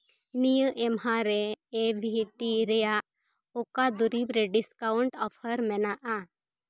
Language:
Santali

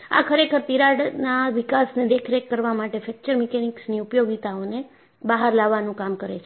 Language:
Gujarati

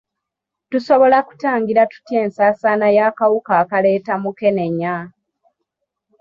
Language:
Ganda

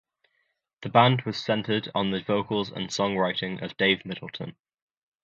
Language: English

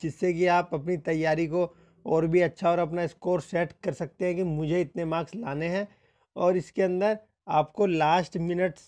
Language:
Hindi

